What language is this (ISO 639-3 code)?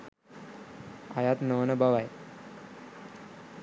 sin